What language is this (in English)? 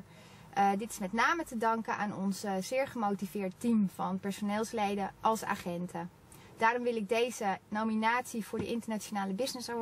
Dutch